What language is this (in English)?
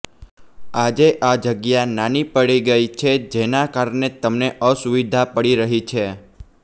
Gujarati